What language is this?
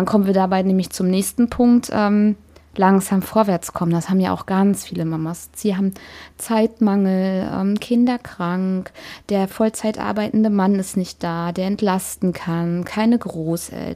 German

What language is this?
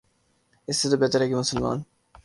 Urdu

